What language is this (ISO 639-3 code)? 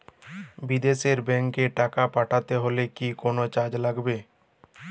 ben